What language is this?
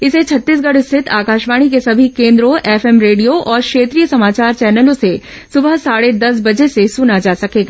Hindi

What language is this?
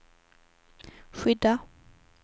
Swedish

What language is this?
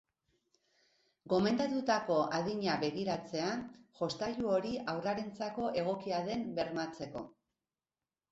Basque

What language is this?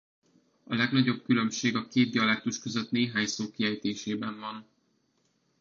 Hungarian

